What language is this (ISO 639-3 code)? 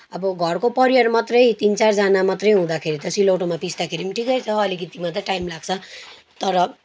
nep